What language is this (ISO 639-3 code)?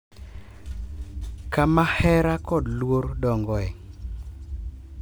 luo